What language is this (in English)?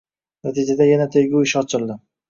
Uzbek